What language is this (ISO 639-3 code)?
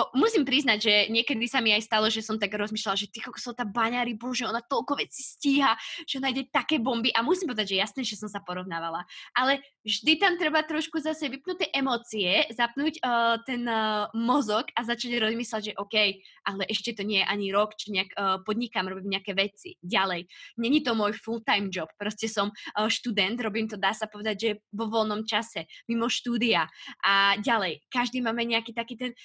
slk